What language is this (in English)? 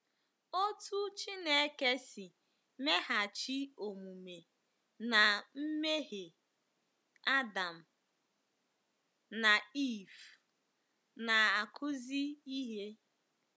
Igbo